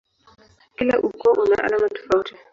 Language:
Swahili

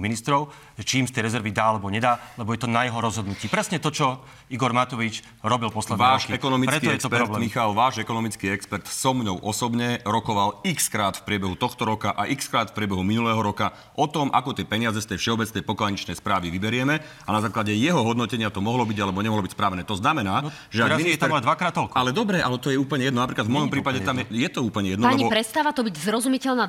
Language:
Slovak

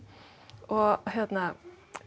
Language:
Icelandic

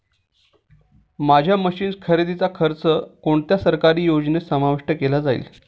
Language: Marathi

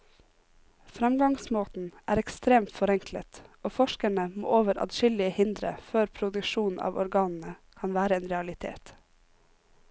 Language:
Norwegian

